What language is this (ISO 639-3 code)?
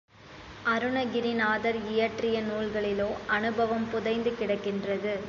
tam